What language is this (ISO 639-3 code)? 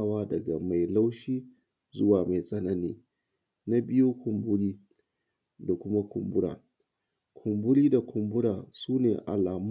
hau